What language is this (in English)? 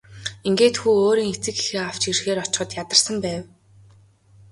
Mongolian